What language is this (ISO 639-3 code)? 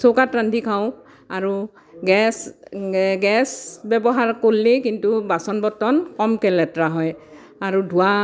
asm